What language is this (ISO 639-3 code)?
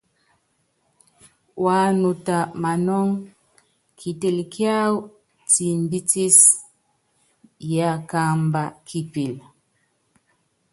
yav